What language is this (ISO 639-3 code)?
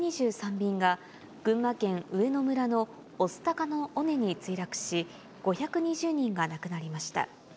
jpn